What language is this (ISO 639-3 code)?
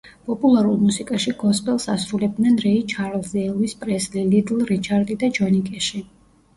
kat